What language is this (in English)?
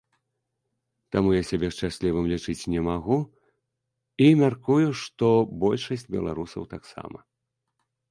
Belarusian